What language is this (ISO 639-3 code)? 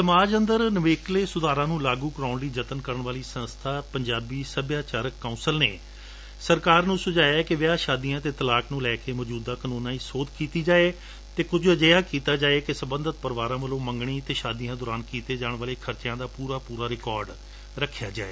pan